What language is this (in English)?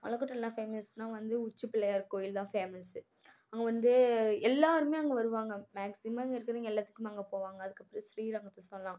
Tamil